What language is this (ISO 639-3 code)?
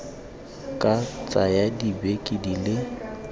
tsn